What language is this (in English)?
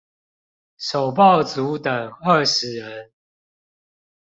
Chinese